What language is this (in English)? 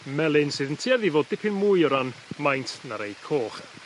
Welsh